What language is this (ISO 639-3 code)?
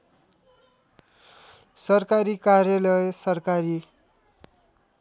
nep